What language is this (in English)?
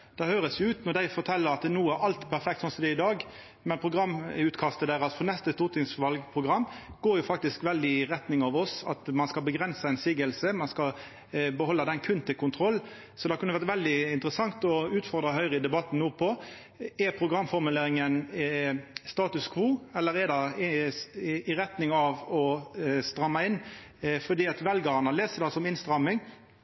Norwegian Nynorsk